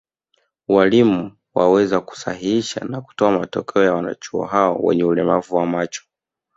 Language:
Swahili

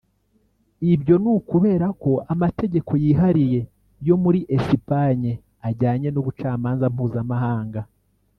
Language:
Kinyarwanda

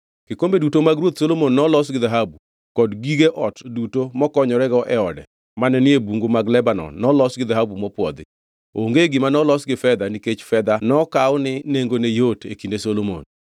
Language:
Luo (Kenya and Tanzania)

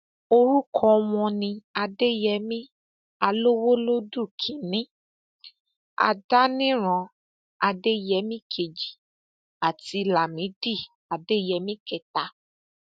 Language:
Yoruba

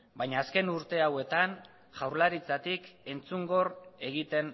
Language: Basque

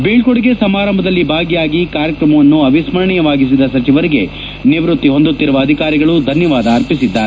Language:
Kannada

